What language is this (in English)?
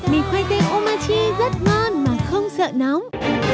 Vietnamese